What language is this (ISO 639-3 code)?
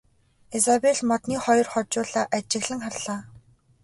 mon